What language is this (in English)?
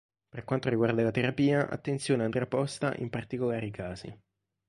Italian